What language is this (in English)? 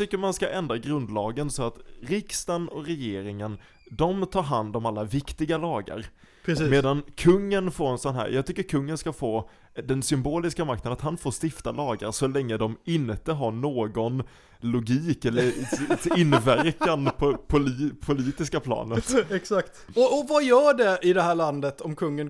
Swedish